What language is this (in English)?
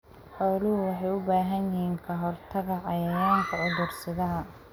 Somali